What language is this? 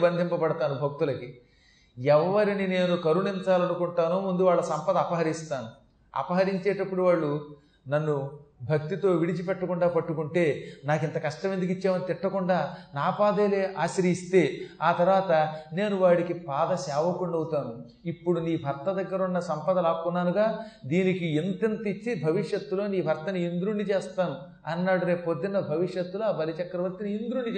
Telugu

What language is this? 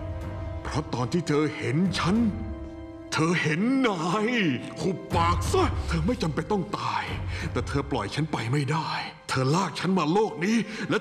Thai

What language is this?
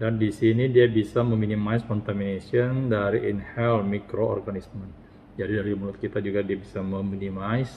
Indonesian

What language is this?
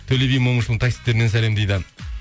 Kazakh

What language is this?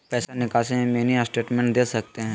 Magahi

